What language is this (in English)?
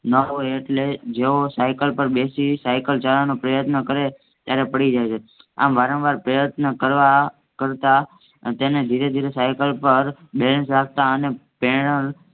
Gujarati